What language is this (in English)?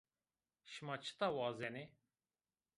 Zaza